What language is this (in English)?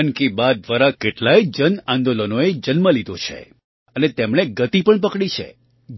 Gujarati